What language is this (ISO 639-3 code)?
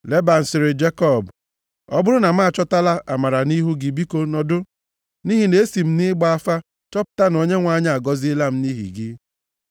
ibo